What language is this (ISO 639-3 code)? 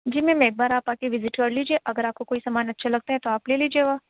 urd